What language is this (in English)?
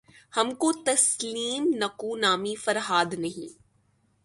Urdu